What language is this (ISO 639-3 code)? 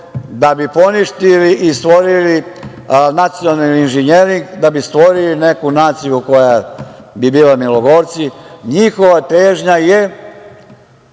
srp